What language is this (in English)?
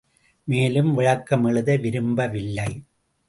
Tamil